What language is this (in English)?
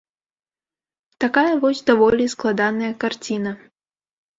Belarusian